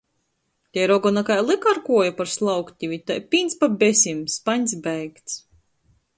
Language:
Latgalian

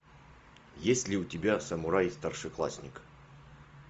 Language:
Russian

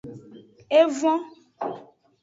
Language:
Aja (Benin)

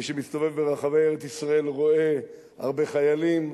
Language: Hebrew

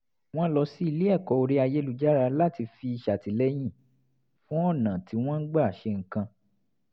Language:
Yoruba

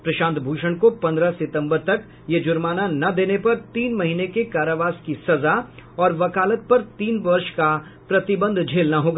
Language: Hindi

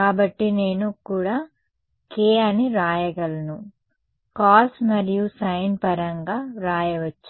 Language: Telugu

